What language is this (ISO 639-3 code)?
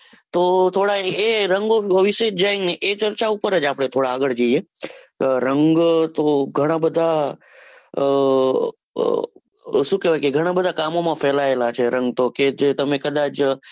guj